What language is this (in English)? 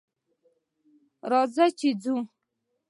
Pashto